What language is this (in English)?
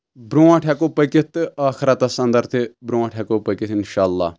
Kashmiri